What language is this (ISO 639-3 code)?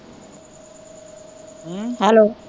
pan